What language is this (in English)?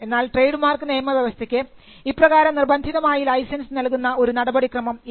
Malayalam